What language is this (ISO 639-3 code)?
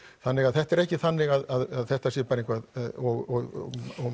isl